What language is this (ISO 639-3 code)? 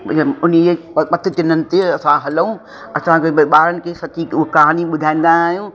snd